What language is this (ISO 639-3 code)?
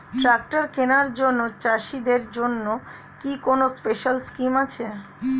ben